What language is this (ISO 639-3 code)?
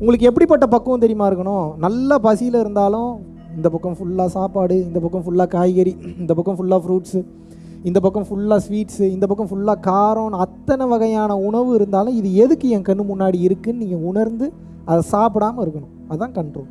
tam